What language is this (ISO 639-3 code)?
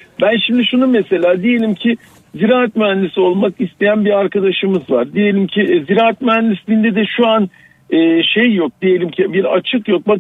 tur